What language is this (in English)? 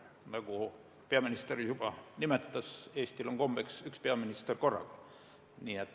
Estonian